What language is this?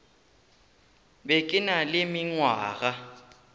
Northern Sotho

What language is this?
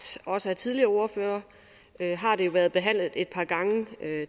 Danish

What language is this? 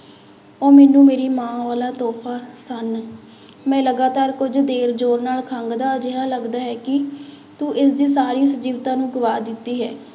Punjabi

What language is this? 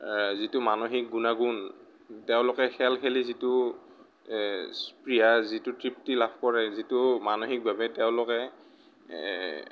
Assamese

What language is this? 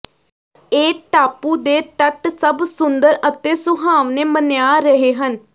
Punjabi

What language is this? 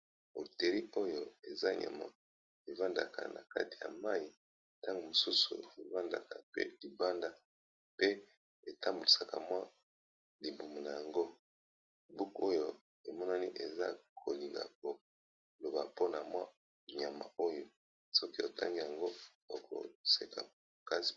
Lingala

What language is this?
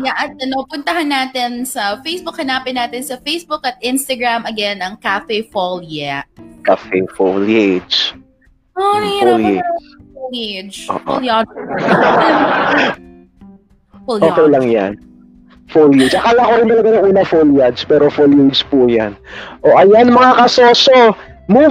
Filipino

